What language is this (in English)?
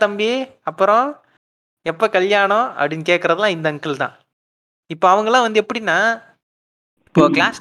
Tamil